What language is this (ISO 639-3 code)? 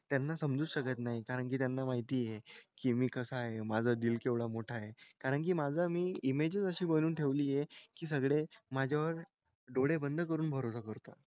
mar